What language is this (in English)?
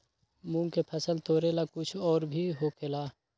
Magahi